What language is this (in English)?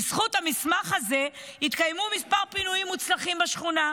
Hebrew